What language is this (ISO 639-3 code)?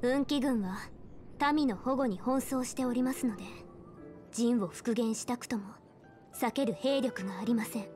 jpn